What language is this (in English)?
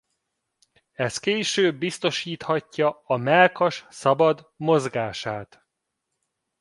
Hungarian